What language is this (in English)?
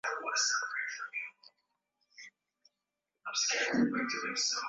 Swahili